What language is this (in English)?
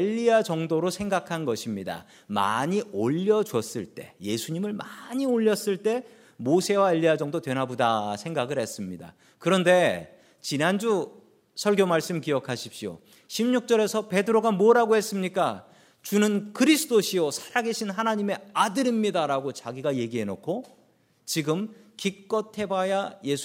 Korean